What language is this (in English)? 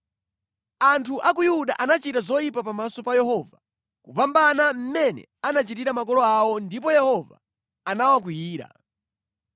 Nyanja